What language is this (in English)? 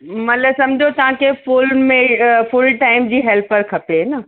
Sindhi